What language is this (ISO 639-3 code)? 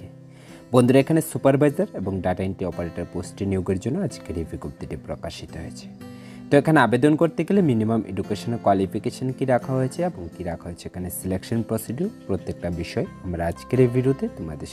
hin